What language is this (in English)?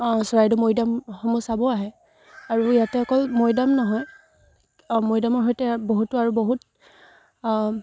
Assamese